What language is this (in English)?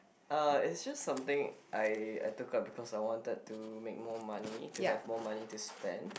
English